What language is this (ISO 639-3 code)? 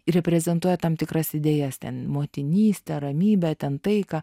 lit